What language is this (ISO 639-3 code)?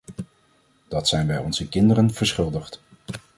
nld